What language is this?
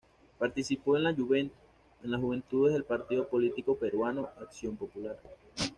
Spanish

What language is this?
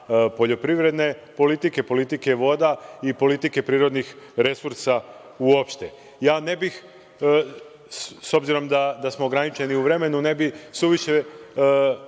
Serbian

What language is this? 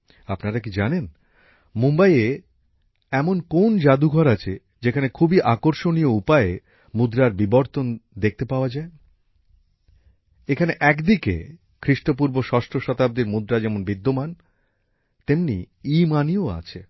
Bangla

